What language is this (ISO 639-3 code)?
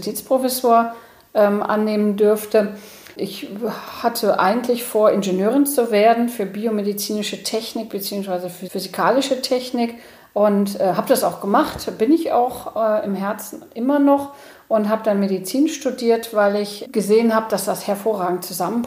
deu